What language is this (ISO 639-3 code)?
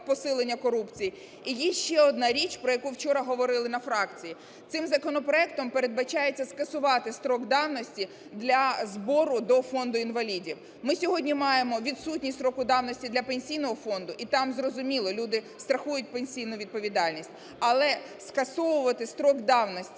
ukr